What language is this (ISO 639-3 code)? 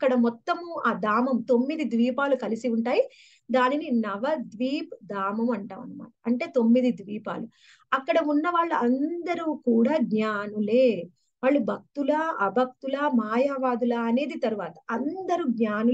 hin